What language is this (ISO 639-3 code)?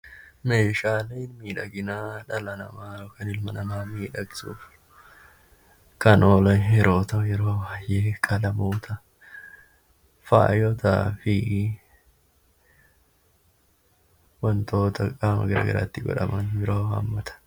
orm